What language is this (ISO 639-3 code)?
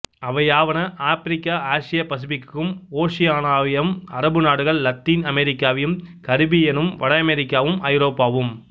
tam